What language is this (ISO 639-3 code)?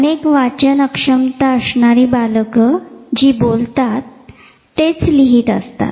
mar